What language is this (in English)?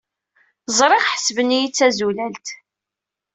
Kabyle